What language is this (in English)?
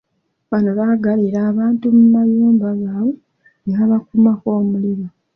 Ganda